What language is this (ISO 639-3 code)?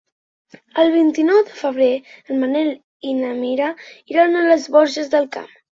cat